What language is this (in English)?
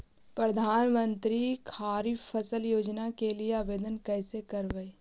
Magahi